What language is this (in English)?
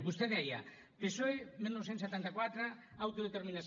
Catalan